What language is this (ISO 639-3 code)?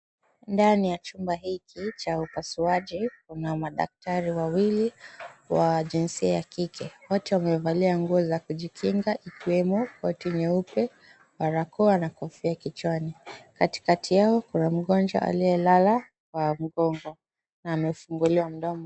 swa